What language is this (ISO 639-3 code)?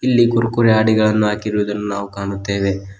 kan